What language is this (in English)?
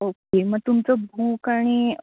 Marathi